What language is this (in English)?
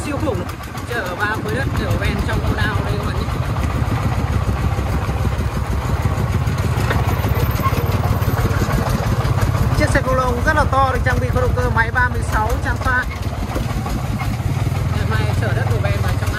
Vietnamese